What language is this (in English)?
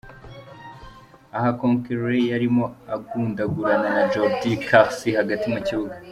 Kinyarwanda